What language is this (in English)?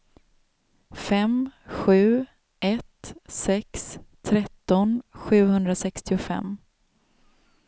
Swedish